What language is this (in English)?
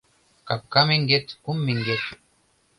Mari